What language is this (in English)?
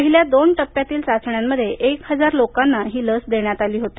Marathi